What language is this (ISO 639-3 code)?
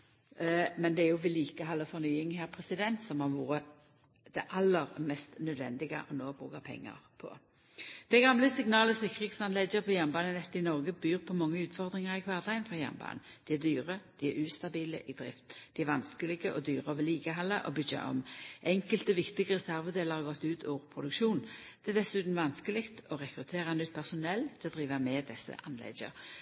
nno